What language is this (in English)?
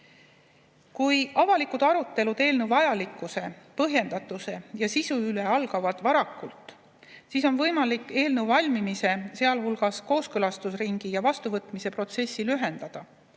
Estonian